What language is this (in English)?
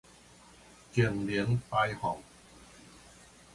Min Nan Chinese